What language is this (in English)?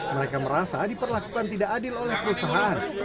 Indonesian